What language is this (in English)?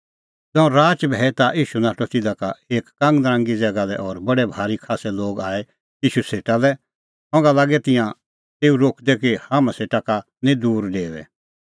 Kullu Pahari